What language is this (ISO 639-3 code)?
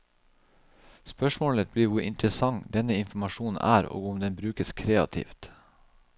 nor